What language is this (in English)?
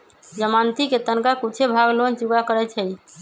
Magahi